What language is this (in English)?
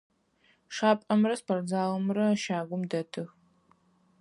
Adyghe